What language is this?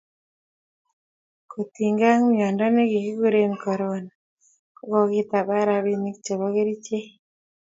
Kalenjin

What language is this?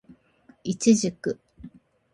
Japanese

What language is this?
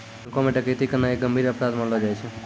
Maithili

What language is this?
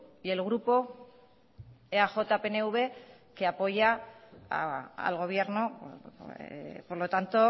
Spanish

